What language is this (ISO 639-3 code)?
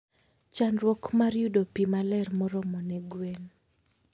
luo